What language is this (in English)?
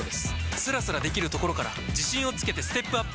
Japanese